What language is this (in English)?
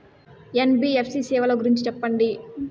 Telugu